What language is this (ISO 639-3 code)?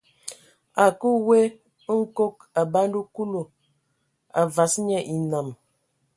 ewo